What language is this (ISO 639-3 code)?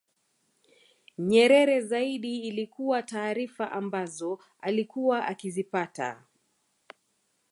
swa